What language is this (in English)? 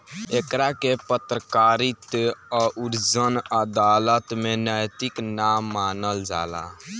Bhojpuri